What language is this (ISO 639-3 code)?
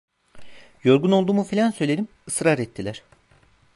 tur